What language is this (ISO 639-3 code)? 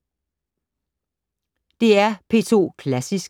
dan